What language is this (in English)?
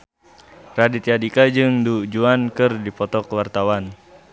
Sundanese